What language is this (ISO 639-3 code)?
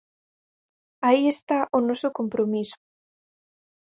glg